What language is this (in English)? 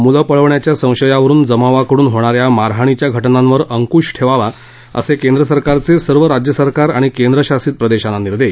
Marathi